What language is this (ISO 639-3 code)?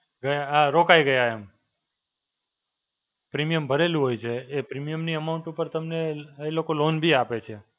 guj